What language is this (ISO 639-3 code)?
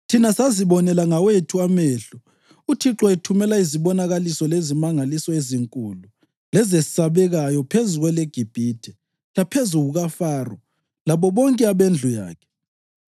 nde